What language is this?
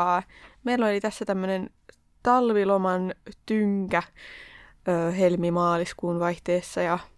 Finnish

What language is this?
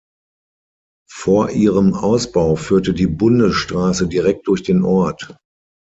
German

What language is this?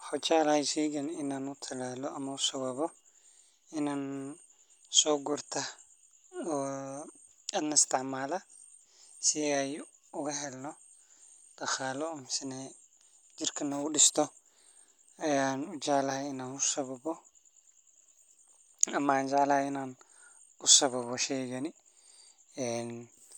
Somali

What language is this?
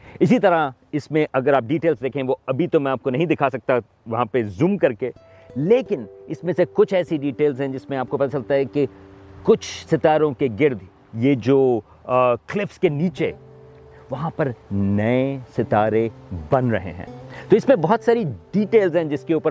Urdu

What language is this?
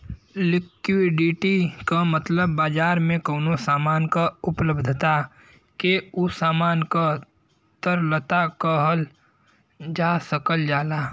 Bhojpuri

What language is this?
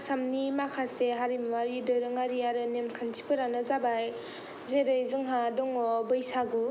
Bodo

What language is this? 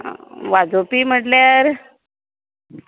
Konkani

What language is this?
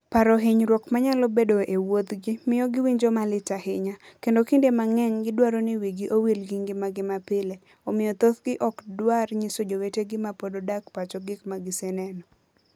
Luo (Kenya and Tanzania)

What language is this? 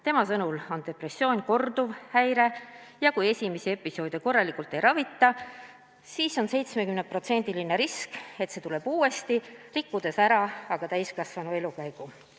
Estonian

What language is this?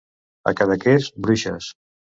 Catalan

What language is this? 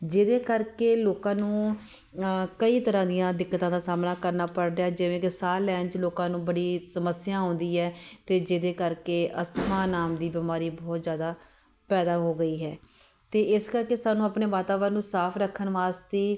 Punjabi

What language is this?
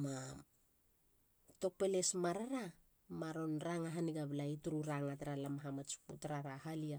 Halia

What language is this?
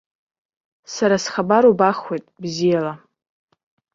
Abkhazian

